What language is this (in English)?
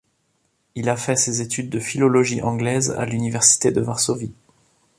French